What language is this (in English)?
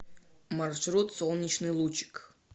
Russian